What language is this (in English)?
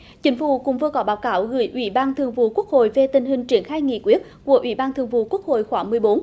Vietnamese